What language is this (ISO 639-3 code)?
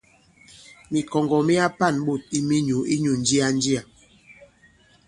abb